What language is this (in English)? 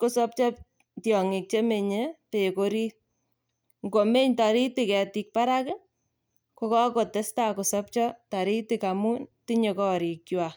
Kalenjin